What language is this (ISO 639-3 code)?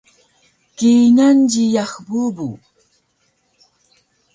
trv